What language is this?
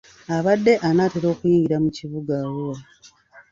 Ganda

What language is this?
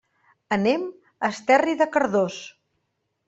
Catalan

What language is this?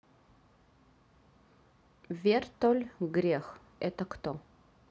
Russian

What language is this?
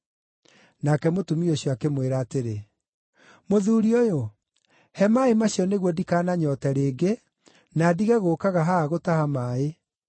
Kikuyu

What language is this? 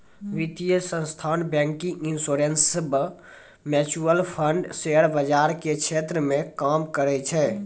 Maithili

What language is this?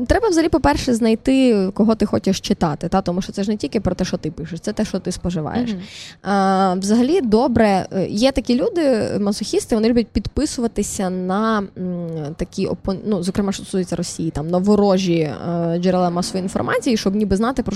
Ukrainian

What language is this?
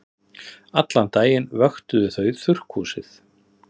Icelandic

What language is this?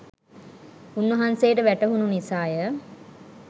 Sinhala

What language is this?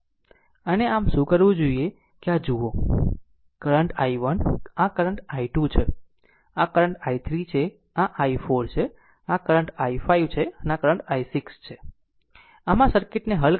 Gujarati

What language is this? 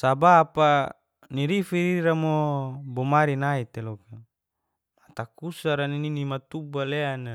Geser-Gorom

